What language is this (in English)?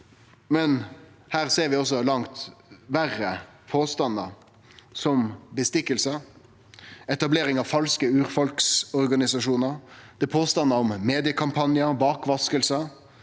Norwegian